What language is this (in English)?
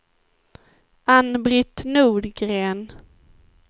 Swedish